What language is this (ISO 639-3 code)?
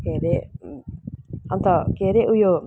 nep